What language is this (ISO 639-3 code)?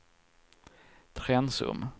swe